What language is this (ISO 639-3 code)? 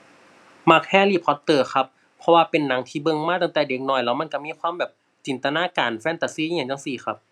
tha